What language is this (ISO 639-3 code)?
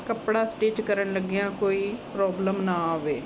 pan